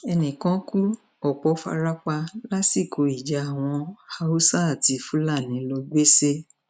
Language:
Yoruba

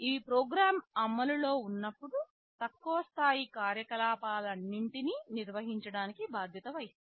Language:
Telugu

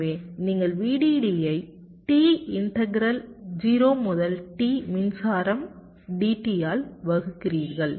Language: Tamil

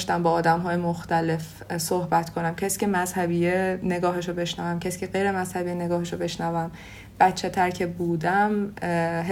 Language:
Persian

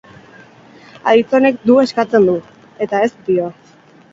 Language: Basque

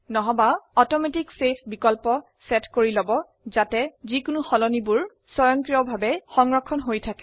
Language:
Assamese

